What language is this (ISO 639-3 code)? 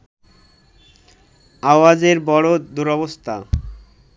ben